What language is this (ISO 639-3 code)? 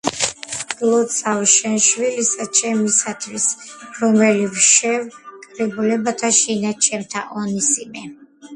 kat